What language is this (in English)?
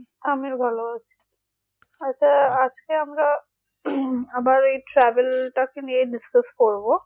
Bangla